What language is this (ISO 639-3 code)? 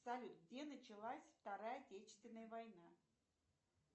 rus